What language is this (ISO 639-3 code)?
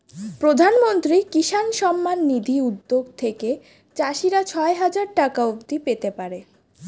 ben